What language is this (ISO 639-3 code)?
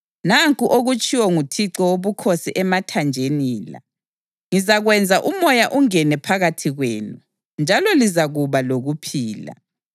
nde